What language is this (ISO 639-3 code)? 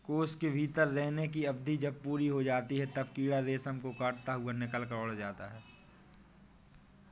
hin